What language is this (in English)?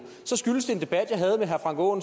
Danish